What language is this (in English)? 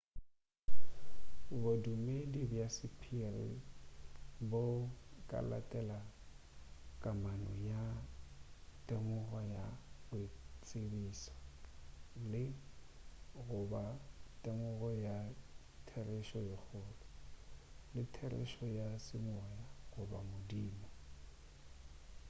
Northern Sotho